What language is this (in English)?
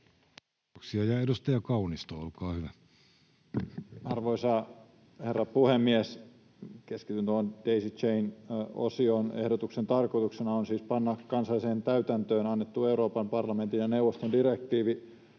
Finnish